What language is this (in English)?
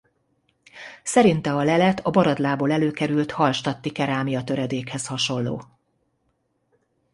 Hungarian